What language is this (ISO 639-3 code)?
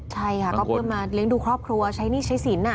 tha